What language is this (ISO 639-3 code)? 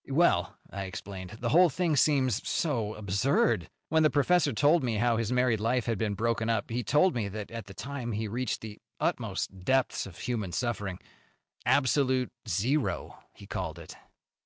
eng